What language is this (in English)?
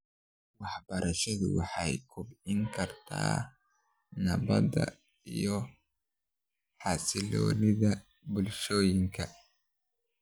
Somali